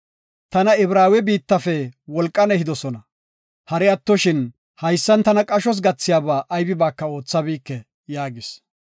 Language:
Gofa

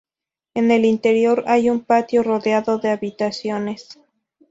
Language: Spanish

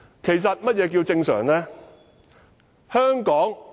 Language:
Cantonese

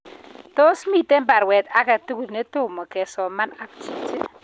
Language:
Kalenjin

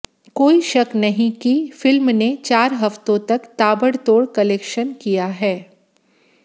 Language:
Hindi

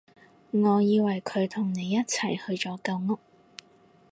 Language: Cantonese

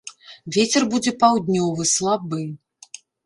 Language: Belarusian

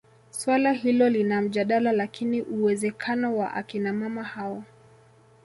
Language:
Swahili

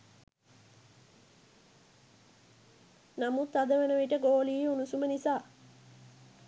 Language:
Sinhala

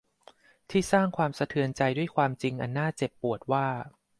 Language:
Thai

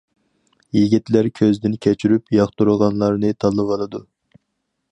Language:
Uyghur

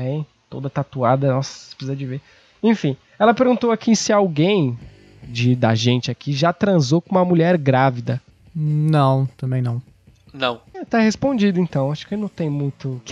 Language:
Portuguese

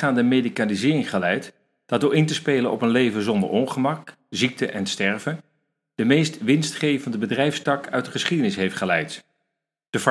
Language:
Dutch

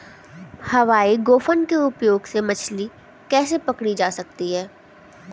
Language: Hindi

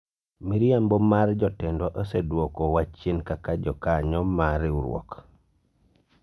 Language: Luo (Kenya and Tanzania)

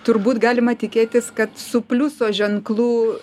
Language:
Lithuanian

